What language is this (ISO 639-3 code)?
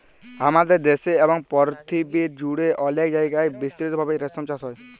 ben